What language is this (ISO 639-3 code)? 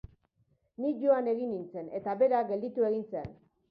eus